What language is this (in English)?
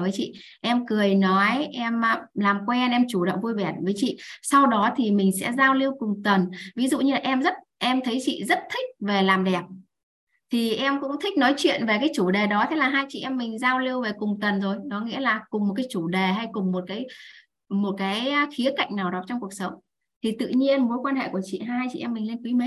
Vietnamese